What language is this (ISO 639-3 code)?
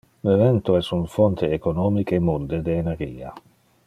ina